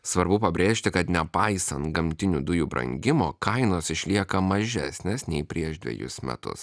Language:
Lithuanian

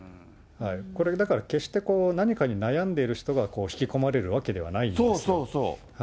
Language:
Japanese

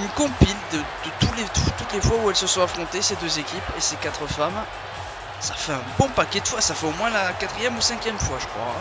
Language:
French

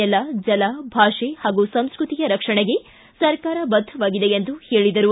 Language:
Kannada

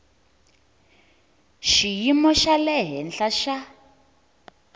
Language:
Tsonga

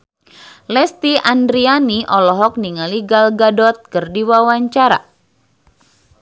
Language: Sundanese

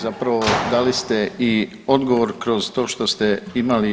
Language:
Croatian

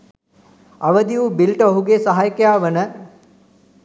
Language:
Sinhala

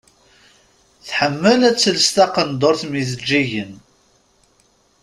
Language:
Kabyle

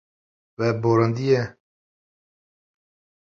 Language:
Kurdish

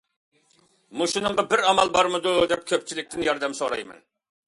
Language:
Uyghur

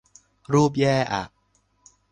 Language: Thai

